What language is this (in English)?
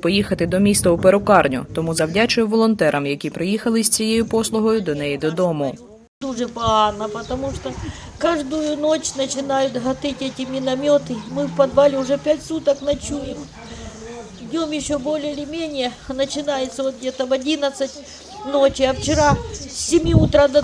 Ukrainian